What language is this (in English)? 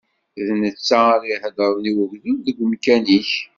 Kabyle